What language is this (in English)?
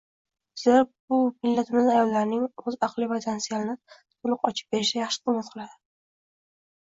Uzbek